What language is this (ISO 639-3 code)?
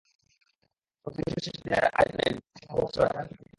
ben